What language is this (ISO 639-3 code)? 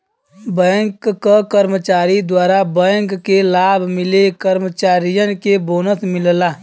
bho